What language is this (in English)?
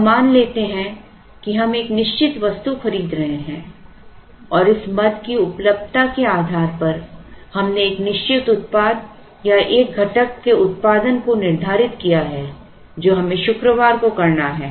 Hindi